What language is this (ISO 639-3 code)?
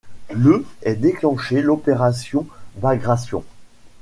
fra